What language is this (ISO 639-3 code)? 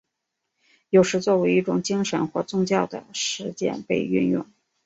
zho